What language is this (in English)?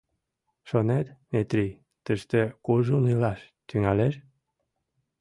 Mari